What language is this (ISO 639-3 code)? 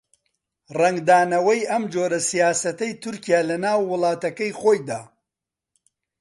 ckb